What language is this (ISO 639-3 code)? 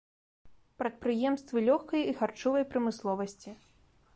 bel